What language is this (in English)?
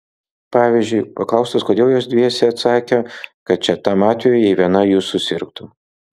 Lithuanian